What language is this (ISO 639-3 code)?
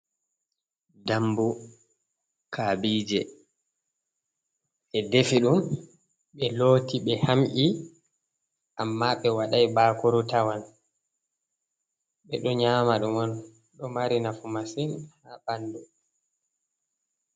ful